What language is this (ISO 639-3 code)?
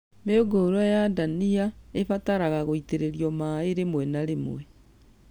kik